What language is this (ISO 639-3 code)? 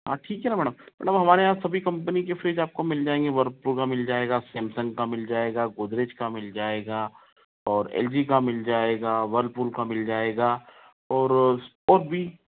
hin